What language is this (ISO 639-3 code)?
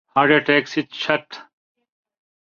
urd